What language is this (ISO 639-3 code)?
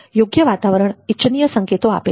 guj